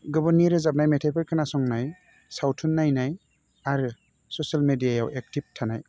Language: Bodo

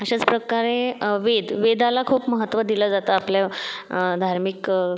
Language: Marathi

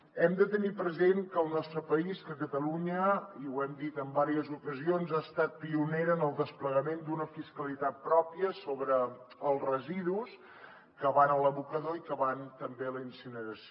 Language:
Catalan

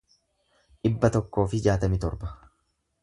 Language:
Oromo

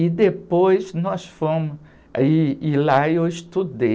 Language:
Portuguese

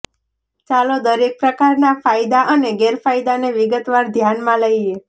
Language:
Gujarati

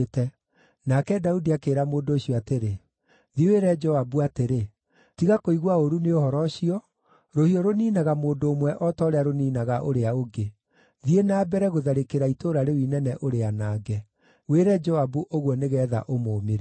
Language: Kikuyu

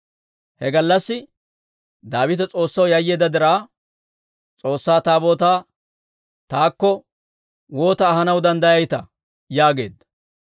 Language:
Dawro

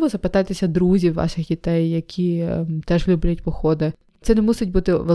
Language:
Ukrainian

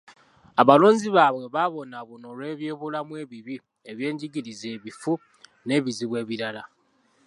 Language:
Ganda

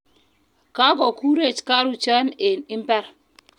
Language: Kalenjin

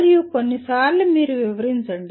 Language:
Telugu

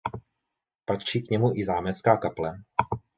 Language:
Czech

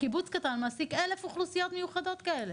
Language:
Hebrew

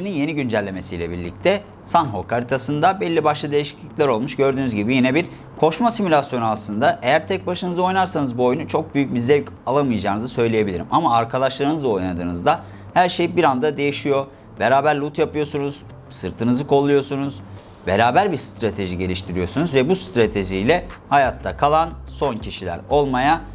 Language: Turkish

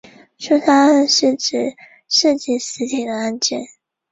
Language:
Chinese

